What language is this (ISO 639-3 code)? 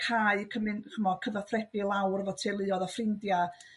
cym